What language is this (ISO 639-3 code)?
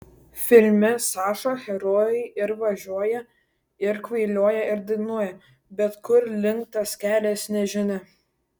lit